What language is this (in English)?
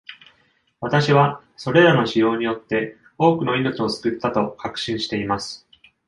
Japanese